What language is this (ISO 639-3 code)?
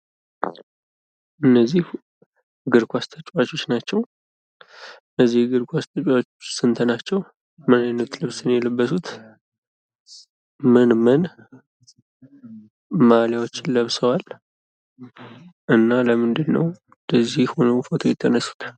amh